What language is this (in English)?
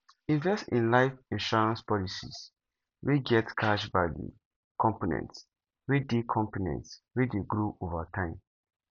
Nigerian Pidgin